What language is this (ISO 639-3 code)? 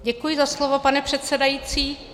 ces